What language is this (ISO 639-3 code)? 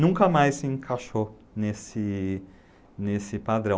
por